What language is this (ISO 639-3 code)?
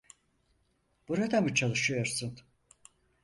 tur